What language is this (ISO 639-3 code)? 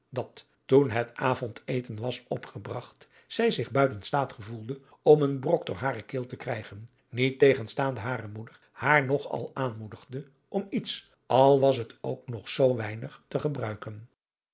nld